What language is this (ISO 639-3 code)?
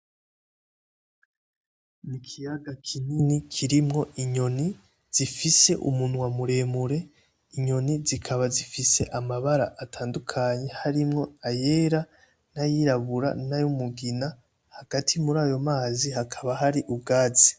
run